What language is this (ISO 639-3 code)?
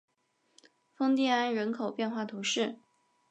zho